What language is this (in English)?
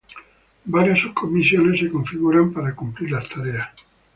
Spanish